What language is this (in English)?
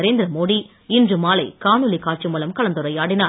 Tamil